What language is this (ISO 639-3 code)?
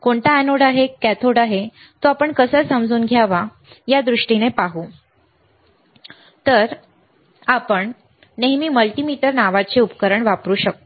mar